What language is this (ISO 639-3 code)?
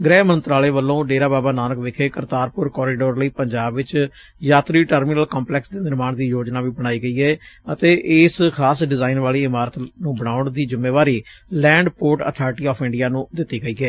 pan